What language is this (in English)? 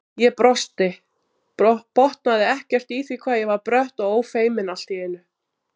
Icelandic